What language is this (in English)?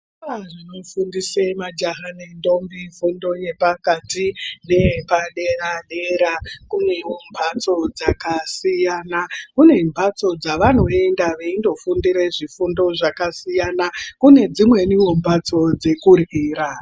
Ndau